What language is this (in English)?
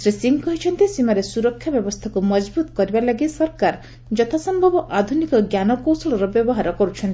Odia